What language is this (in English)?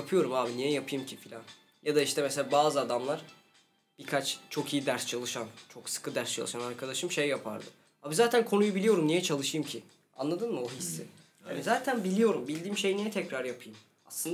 Turkish